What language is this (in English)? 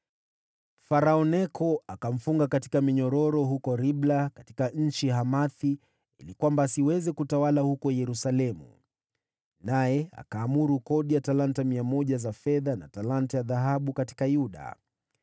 Swahili